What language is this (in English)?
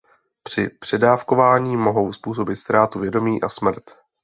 Czech